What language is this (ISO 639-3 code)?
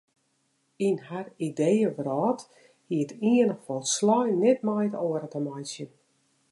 fry